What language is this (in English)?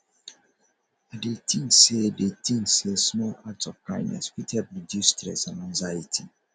Nigerian Pidgin